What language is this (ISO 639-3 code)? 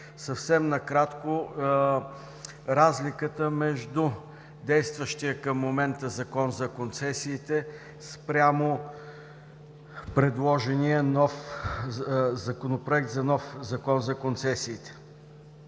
bul